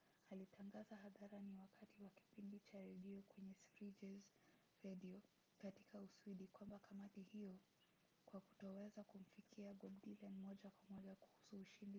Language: Swahili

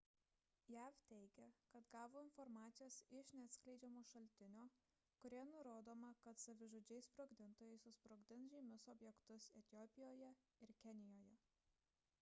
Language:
Lithuanian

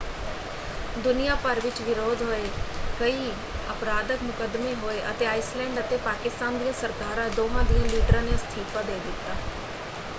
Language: Punjabi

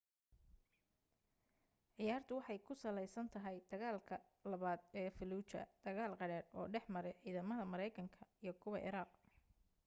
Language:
Somali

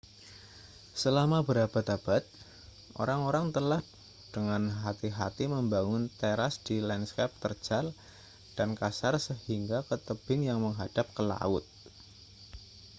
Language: Indonesian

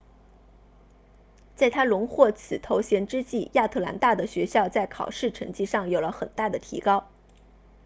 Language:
Chinese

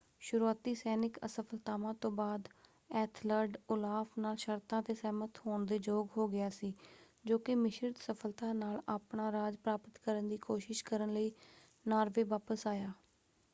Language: Punjabi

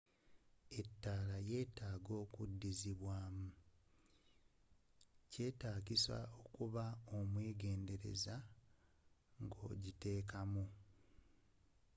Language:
Ganda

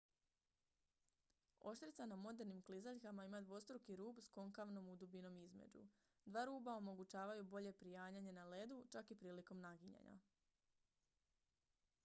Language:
Croatian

